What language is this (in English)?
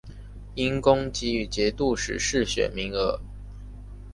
Chinese